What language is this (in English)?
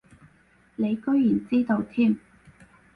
Cantonese